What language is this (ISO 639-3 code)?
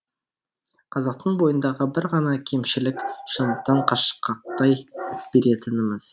kaz